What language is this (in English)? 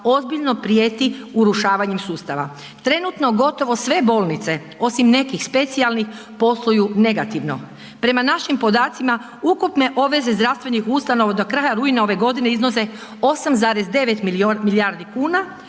Croatian